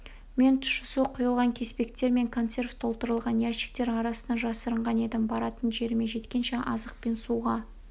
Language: Kazakh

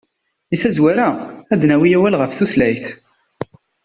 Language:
Kabyle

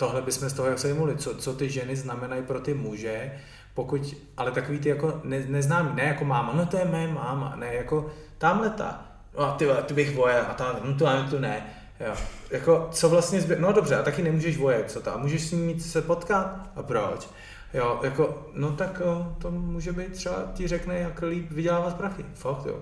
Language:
Czech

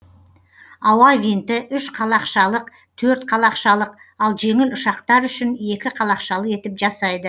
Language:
Kazakh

